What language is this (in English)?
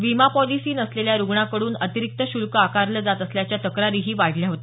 Marathi